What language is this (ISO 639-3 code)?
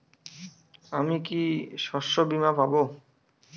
ben